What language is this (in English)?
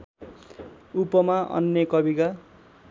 Nepali